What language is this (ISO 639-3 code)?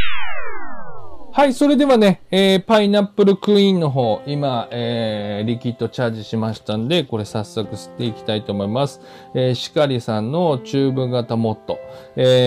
jpn